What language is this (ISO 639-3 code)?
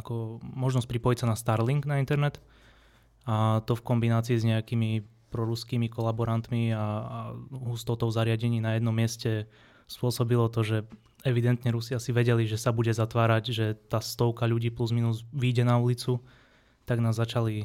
slk